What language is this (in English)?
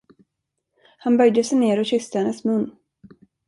Swedish